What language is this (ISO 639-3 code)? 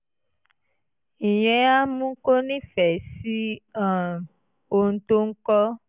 yor